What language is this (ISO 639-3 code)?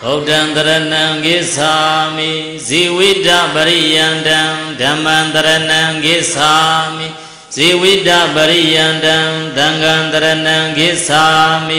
ind